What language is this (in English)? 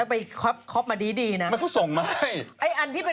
Thai